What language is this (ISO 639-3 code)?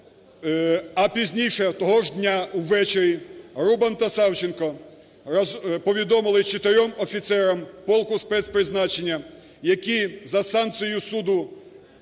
ukr